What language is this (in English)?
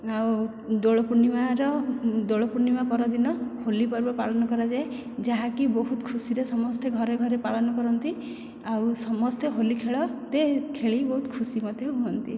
Odia